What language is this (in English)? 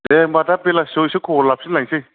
Bodo